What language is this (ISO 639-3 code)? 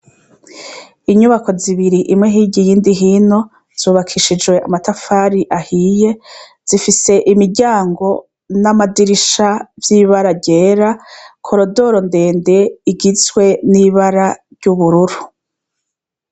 run